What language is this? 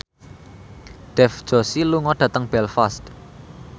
Javanese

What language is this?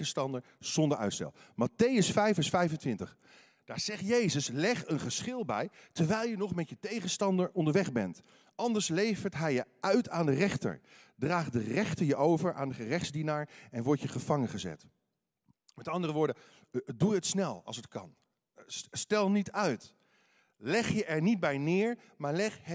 Dutch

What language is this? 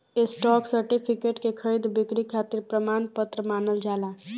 Bhojpuri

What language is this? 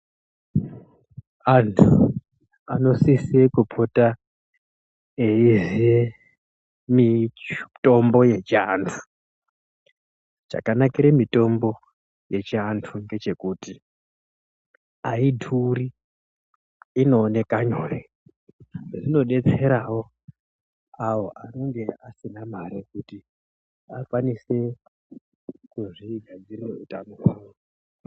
Ndau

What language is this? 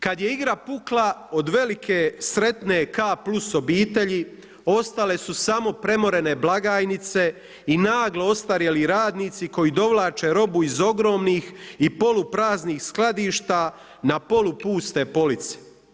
Croatian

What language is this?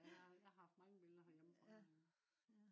Danish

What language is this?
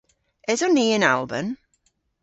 Cornish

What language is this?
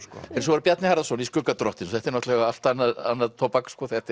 Icelandic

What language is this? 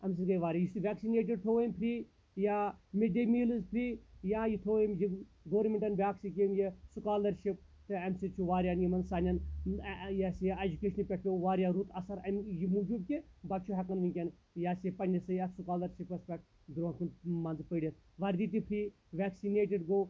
Kashmiri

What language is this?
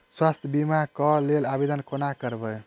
Maithili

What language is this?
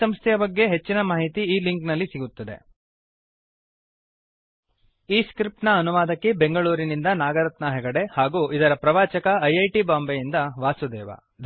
Kannada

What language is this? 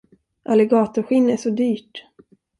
Swedish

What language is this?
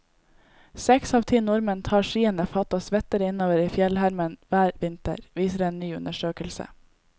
Norwegian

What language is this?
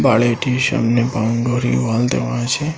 Bangla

